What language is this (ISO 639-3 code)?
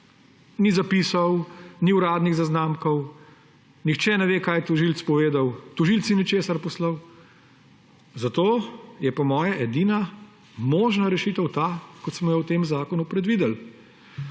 slv